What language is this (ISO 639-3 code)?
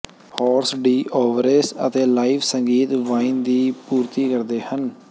pan